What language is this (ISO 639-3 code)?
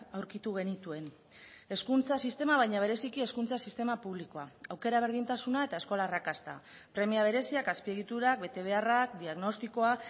eus